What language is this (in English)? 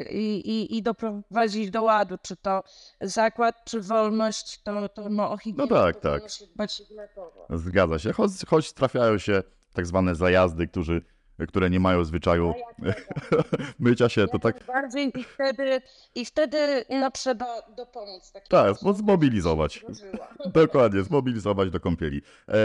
Polish